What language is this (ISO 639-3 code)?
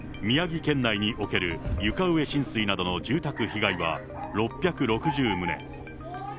jpn